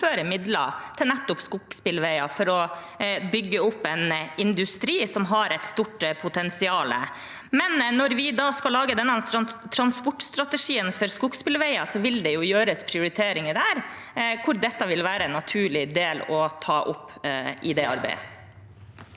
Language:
Norwegian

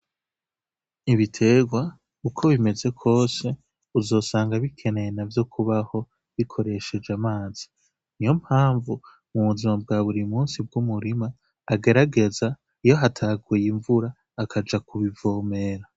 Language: Rundi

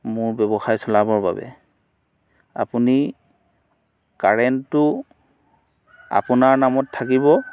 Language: Assamese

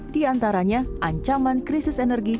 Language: Indonesian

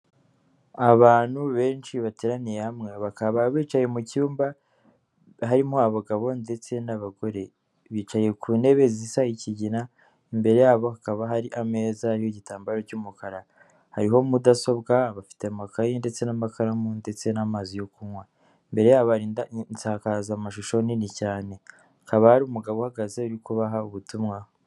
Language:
Kinyarwanda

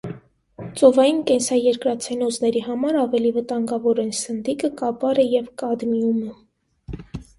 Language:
Armenian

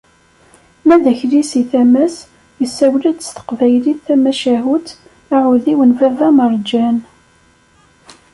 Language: Kabyle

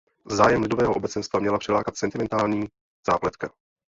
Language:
Czech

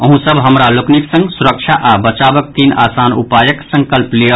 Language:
Maithili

